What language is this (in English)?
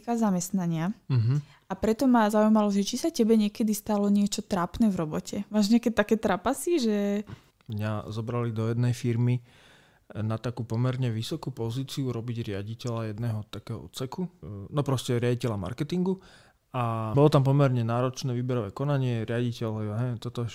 Slovak